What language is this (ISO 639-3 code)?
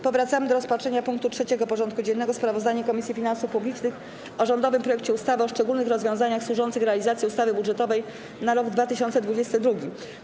pol